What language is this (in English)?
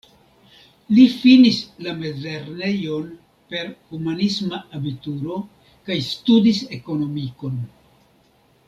Esperanto